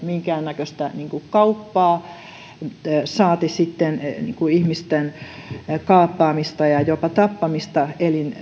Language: Finnish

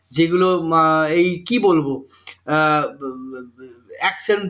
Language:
Bangla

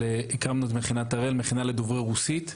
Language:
Hebrew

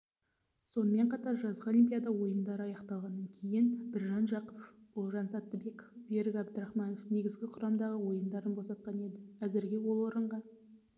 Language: Kazakh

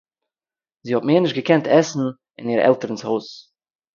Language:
Yiddish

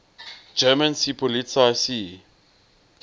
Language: English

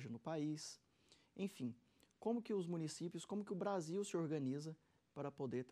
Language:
Portuguese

